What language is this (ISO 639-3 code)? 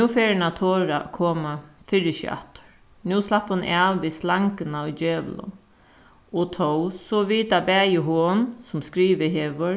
fao